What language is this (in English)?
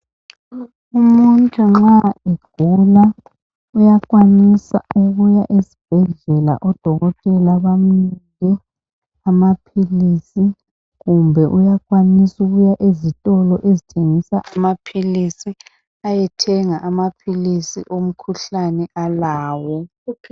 North Ndebele